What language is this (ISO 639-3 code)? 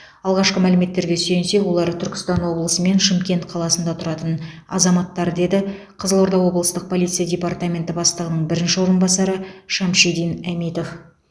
kaz